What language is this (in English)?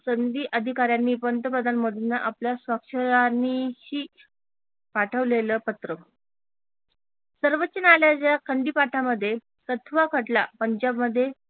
Marathi